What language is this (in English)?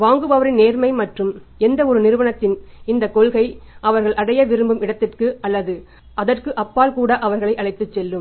Tamil